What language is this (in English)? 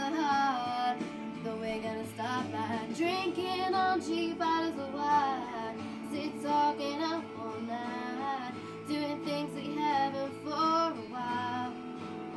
English